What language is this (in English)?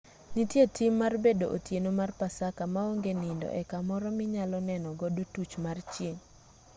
Luo (Kenya and Tanzania)